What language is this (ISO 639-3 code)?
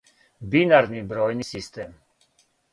srp